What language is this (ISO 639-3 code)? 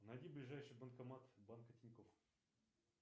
rus